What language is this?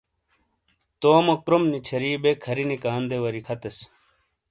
Shina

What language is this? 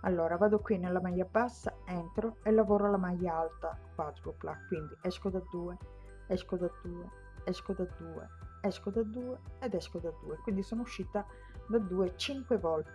Italian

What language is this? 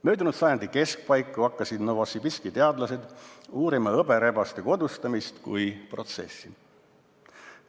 Estonian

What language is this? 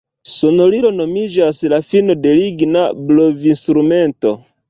Esperanto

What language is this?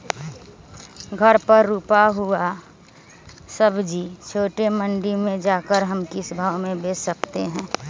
Magahi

